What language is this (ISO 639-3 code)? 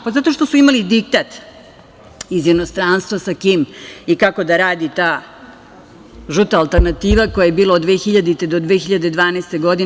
srp